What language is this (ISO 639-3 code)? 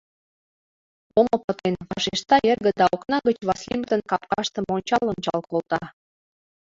chm